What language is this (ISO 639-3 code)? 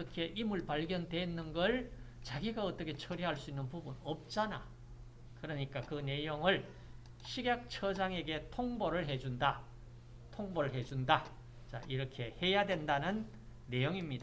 kor